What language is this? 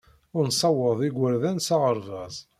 Kabyle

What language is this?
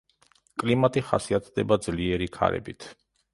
Georgian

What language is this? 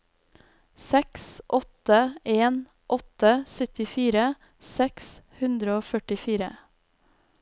Norwegian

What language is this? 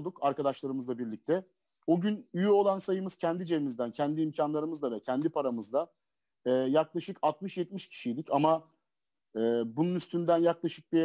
Turkish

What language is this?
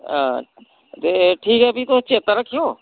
Dogri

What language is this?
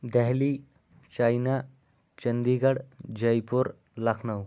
Kashmiri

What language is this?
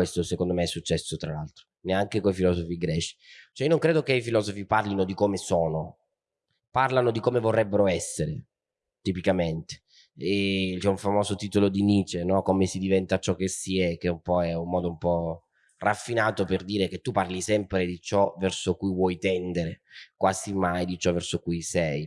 Italian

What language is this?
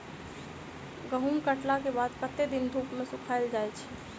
Maithili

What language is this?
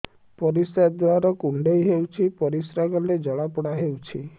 Odia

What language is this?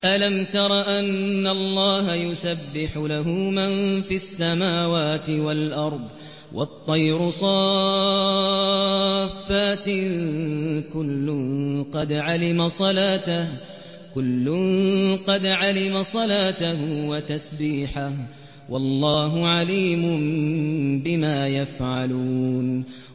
Arabic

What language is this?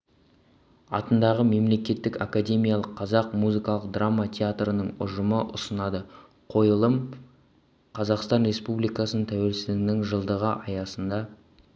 Kazakh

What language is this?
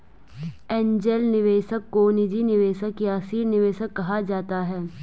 Hindi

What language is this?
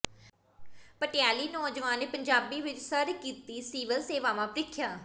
Punjabi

